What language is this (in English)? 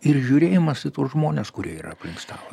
Lithuanian